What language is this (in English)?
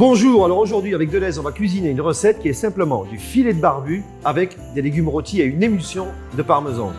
French